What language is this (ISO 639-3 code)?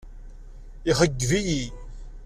kab